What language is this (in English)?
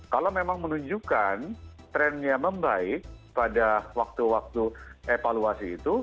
Indonesian